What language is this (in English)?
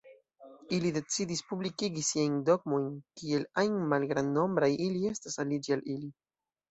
Esperanto